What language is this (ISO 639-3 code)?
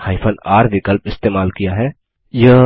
hin